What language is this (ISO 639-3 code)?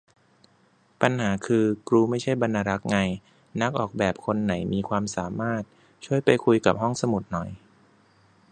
tha